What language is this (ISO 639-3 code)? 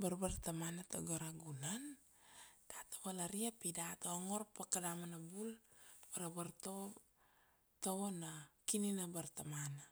ksd